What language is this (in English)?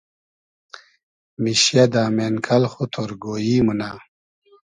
Hazaragi